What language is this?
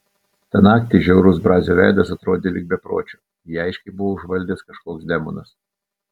Lithuanian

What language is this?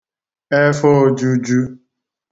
Igbo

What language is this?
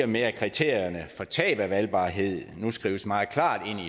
Danish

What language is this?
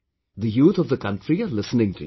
English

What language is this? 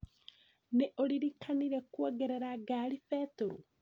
Kikuyu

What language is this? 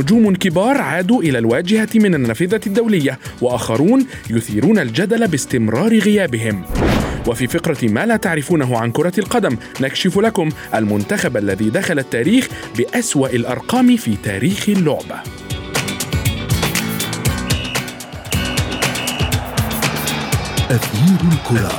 Arabic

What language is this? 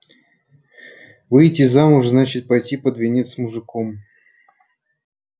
Russian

